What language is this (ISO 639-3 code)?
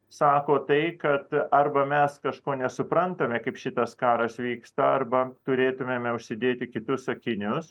lit